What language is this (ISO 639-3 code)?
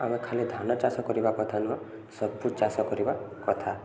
ori